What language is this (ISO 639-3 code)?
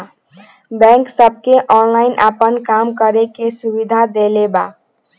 bho